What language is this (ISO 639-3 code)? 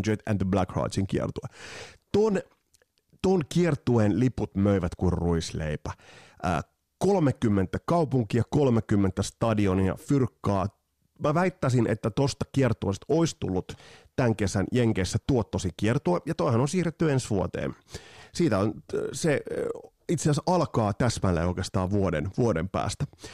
fin